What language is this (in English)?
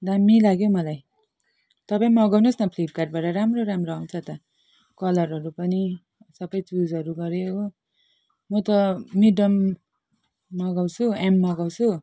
Nepali